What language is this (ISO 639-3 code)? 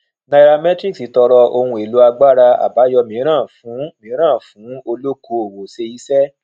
yor